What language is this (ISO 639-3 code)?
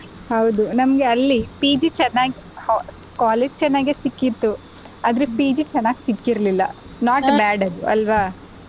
kan